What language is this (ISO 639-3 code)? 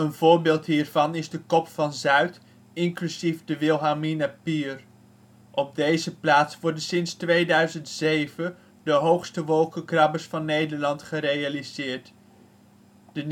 nld